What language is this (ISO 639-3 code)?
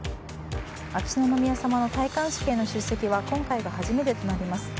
jpn